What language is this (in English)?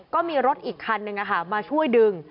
Thai